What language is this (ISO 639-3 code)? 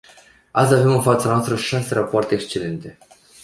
ron